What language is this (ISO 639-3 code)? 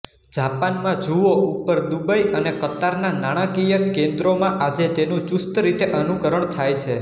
guj